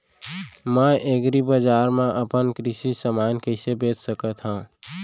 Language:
Chhattisgarhi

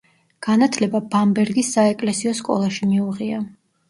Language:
Georgian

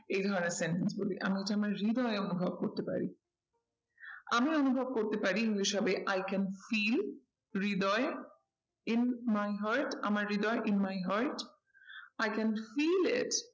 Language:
Bangla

